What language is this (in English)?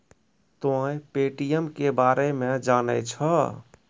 Maithili